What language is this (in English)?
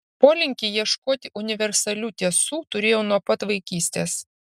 Lithuanian